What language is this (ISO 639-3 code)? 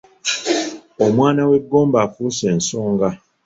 lug